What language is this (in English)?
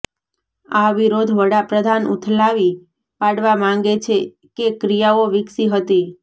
Gujarati